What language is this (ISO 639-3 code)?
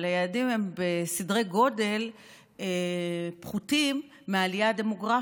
heb